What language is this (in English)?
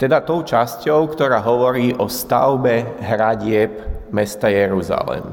Slovak